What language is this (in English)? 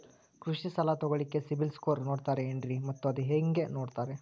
Kannada